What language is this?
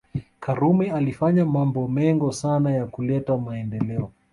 Swahili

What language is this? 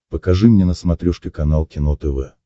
Russian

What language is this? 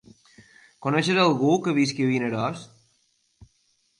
Catalan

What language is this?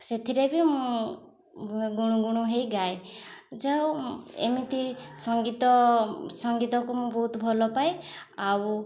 Odia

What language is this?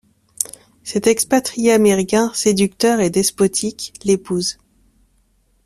French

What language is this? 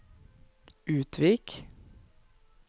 Norwegian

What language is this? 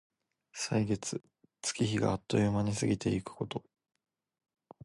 Japanese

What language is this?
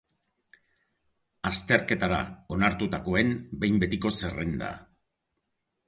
Basque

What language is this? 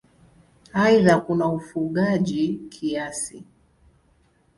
Swahili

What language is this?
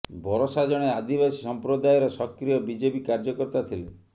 Odia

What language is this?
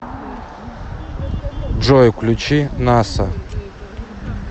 Russian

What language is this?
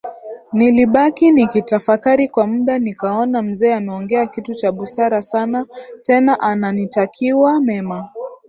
Swahili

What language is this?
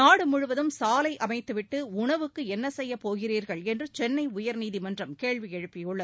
Tamil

